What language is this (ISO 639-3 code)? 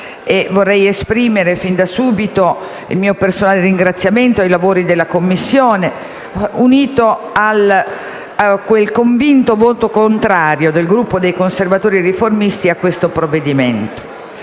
ita